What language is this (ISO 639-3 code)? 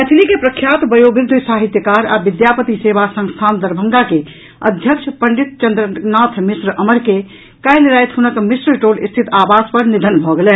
mai